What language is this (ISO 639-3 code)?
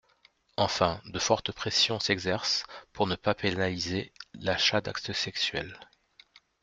fra